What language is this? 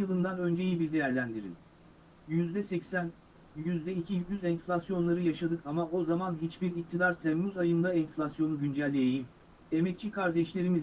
Turkish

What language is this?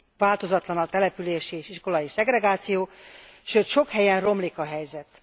Hungarian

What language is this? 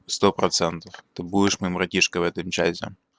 Russian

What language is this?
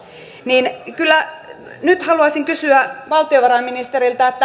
Finnish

